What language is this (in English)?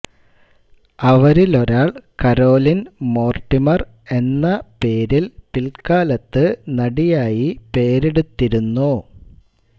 Malayalam